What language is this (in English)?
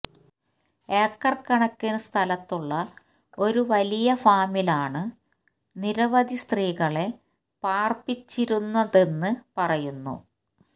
Malayalam